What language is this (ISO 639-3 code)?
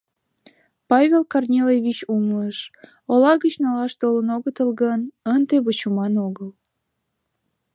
chm